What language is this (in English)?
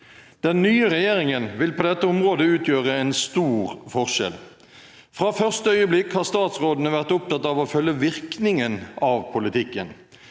Norwegian